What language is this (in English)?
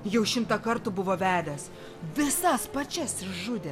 Lithuanian